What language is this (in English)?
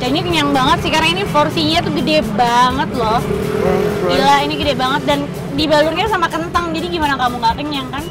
Indonesian